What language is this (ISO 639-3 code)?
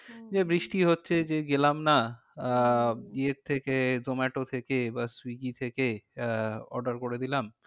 ben